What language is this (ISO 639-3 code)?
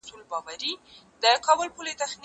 pus